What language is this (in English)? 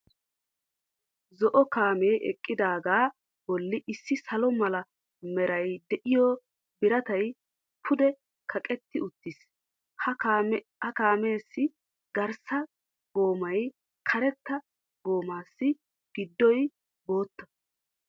Wolaytta